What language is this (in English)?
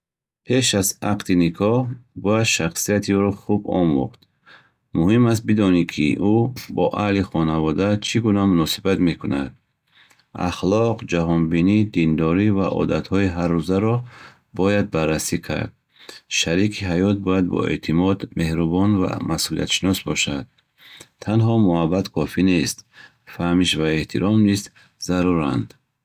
Bukharic